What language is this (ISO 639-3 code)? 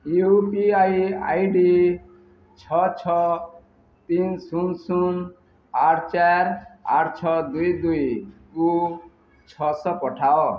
ori